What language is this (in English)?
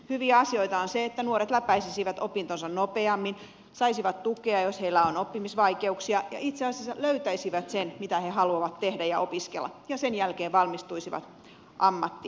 Finnish